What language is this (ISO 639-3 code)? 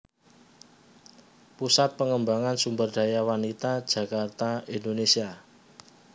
jav